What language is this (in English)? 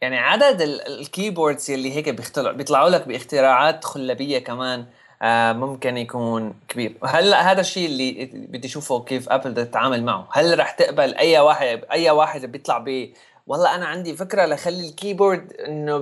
Arabic